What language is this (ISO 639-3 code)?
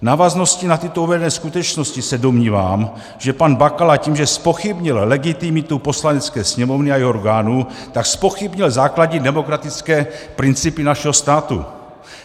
ces